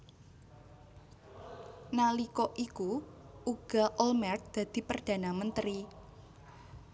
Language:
Javanese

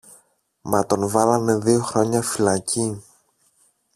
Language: Greek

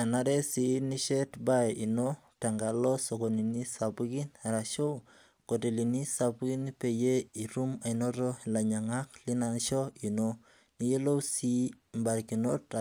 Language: Masai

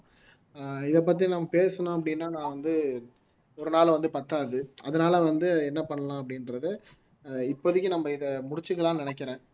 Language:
Tamil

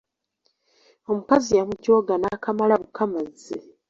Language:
Ganda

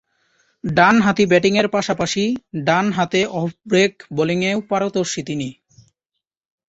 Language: Bangla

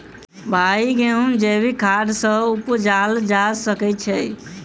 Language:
Maithili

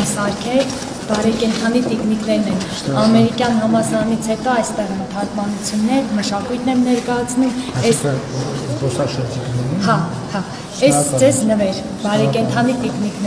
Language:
Turkish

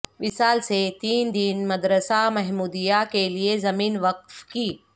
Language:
Urdu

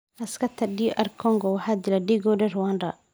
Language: Somali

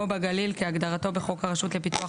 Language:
Hebrew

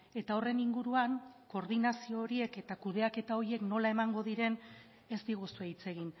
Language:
Basque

